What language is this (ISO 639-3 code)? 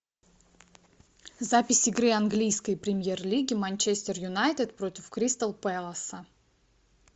rus